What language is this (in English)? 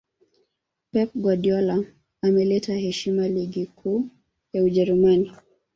Swahili